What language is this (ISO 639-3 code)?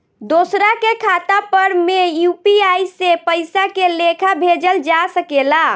bho